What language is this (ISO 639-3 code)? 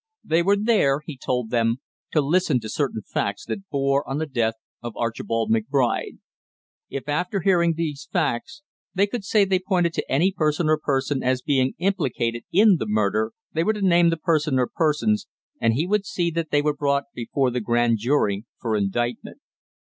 eng